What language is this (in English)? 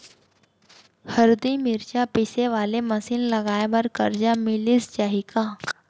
Chhattisgarhi